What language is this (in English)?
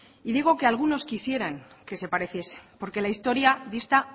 Spanish